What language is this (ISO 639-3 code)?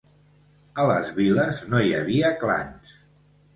cat